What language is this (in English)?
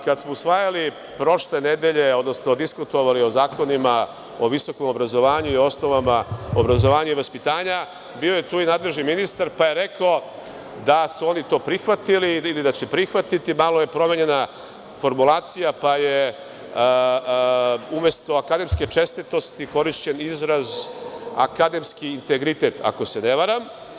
Serbian